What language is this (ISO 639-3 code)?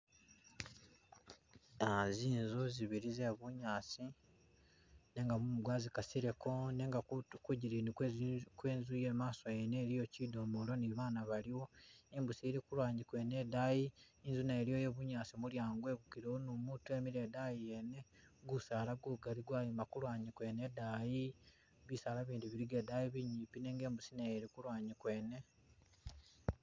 myx